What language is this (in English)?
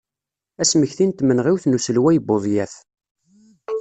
Kabyle